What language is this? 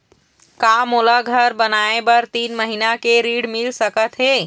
Chhattisgarhi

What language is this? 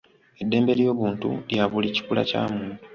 Ganda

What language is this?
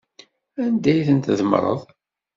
Kabyle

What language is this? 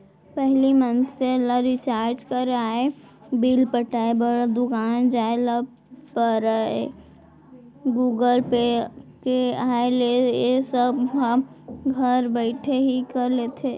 Chhattisgarhi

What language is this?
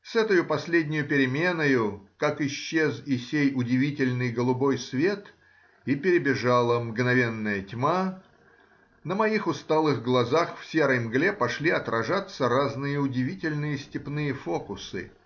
Russian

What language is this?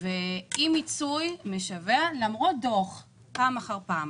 Hebrew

